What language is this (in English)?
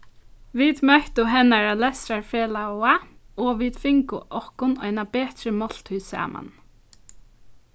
Faroese